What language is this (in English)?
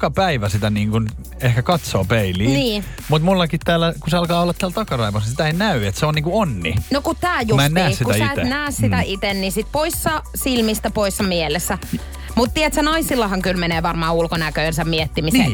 Finnish